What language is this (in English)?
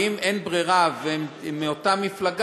Hebrew